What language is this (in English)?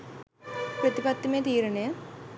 Sinhala